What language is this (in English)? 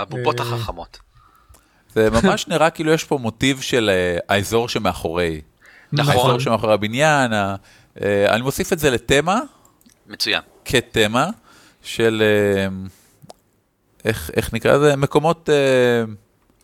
Hebrew